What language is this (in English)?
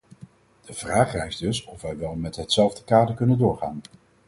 Dutch